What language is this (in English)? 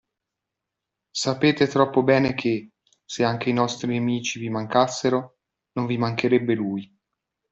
Italian